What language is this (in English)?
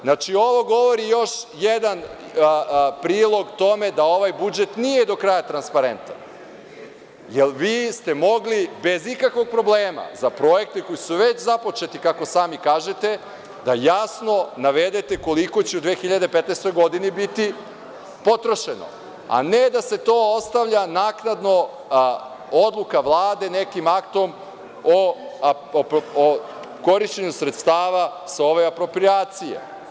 Serbian